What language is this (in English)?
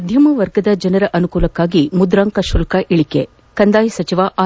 Kannada